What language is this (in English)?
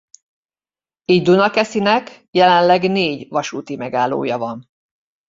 Hungarian